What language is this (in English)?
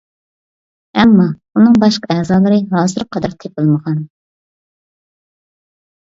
Uyghur